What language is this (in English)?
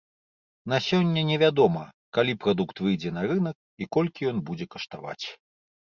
Belarusian